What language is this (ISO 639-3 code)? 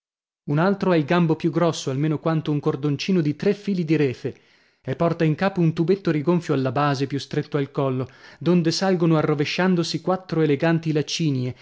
ita